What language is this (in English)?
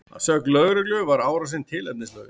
Icelandic